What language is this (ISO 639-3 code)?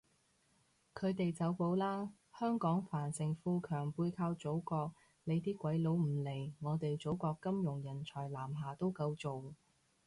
yue